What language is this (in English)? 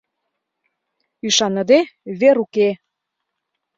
Mari